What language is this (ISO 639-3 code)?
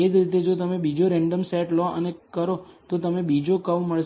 guj